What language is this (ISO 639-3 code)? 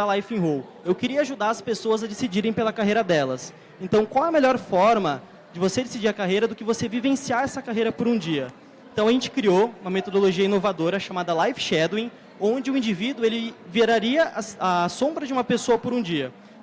por